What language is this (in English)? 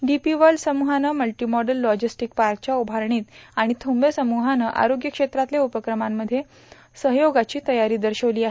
Marathi